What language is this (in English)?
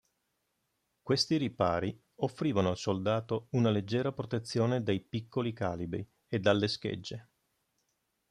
Italian